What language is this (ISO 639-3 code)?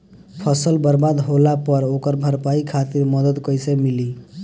bho